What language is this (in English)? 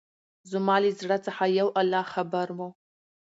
Pashto